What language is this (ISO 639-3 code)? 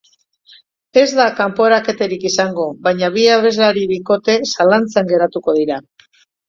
eus